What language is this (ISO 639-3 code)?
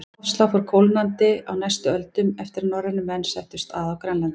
isl